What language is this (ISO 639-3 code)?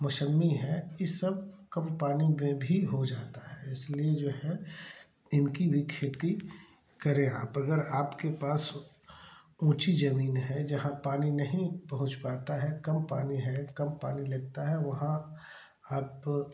hin